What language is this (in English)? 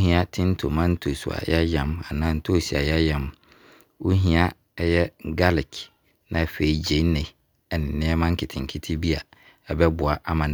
Abron